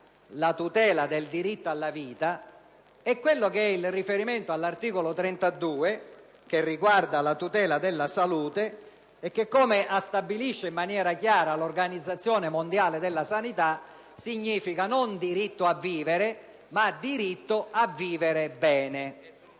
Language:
Italian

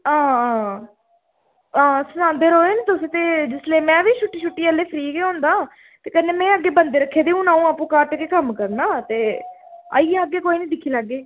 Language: Dogri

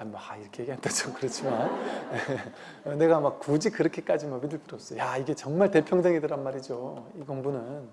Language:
Korean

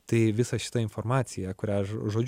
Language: Lithuanian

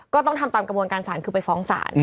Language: Thai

